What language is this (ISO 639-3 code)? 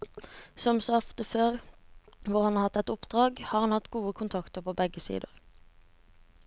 nor